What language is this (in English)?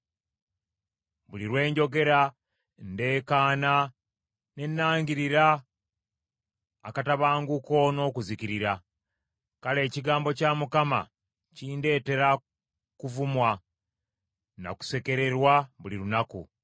Ganda